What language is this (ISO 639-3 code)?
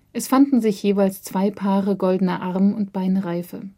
deu